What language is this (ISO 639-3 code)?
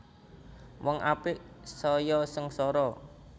jav